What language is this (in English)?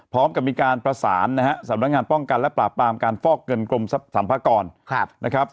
Thai